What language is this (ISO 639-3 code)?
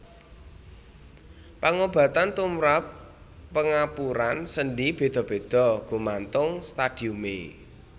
jav